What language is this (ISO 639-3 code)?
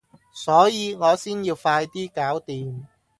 yue